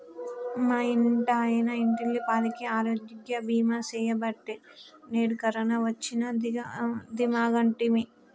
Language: Telugu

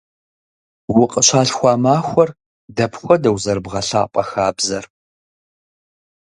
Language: Kabardian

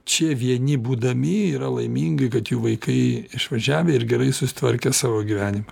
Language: Lithuanian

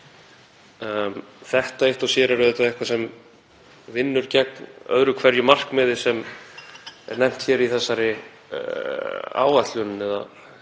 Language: Icelandic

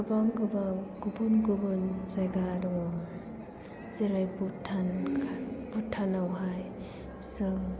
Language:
Bodo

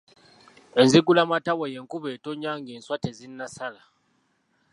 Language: Ganda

